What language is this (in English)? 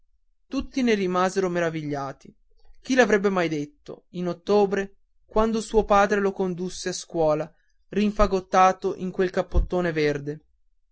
Italian